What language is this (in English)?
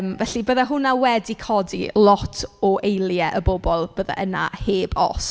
Welsh